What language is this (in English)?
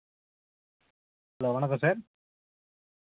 Telugu